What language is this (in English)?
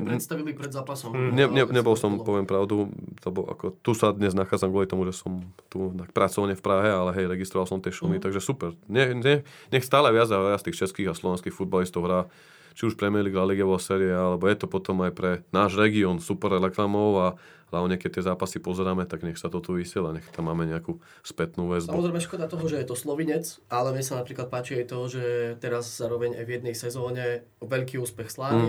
Slovak